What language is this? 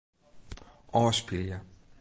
Western Frisian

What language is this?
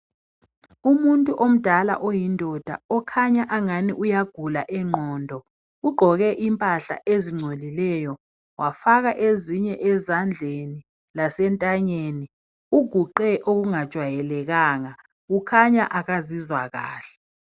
North Ndebele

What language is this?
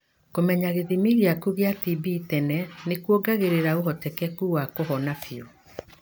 Kikuyu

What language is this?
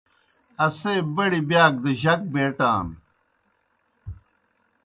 Kohistani Shina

